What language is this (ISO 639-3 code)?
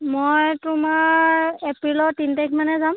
asm